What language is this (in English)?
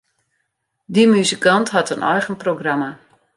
Western Frisian